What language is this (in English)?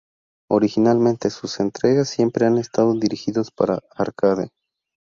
Spanish